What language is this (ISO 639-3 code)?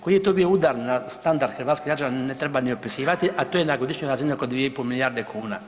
hrv